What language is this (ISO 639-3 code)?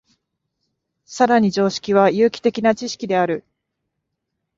jpn